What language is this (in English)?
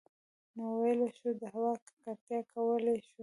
Pashto